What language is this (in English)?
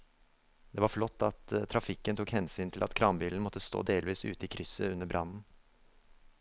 Norwegian